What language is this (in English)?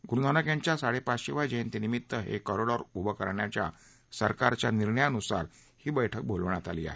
Marathi